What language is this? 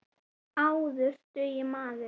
Icelandic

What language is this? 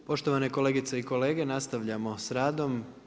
Croatian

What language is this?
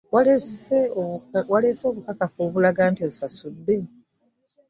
Ganda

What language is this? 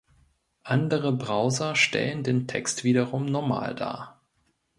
German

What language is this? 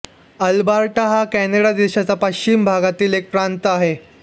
Marathi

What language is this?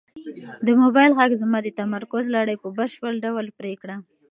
Pashto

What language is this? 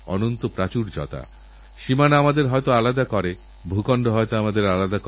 Bangla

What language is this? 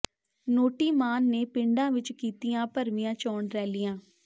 Punjabi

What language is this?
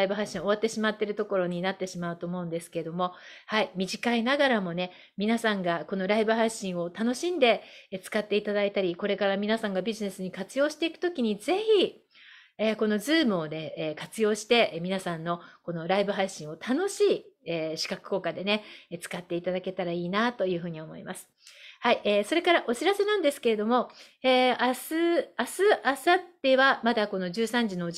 Japanese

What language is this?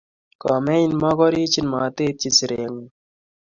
Kalenjin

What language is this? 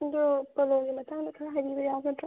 Manipuri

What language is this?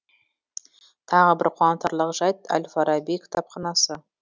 Kazakh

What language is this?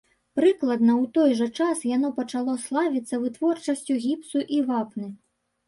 Belarusian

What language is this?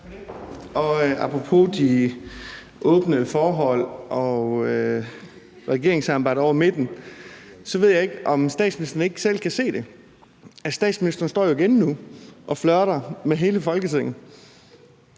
Danish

